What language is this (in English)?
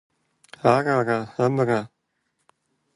Kabardian